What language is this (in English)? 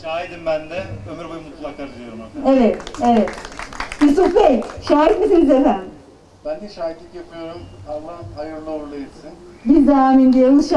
Turkish